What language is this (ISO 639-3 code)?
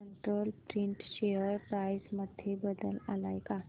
mar